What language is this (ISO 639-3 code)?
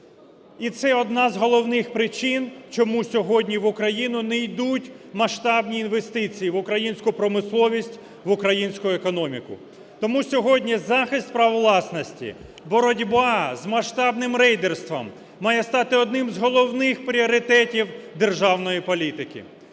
ukr